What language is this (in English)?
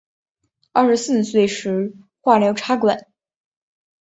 Chinese